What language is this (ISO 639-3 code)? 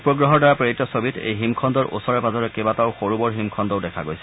asm